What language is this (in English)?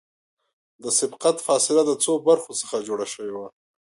Pashto